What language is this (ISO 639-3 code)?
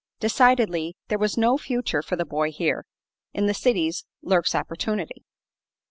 eng